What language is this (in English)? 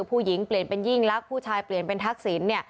Thai